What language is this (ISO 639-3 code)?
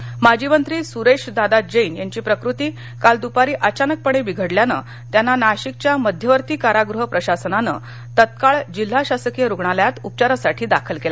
mar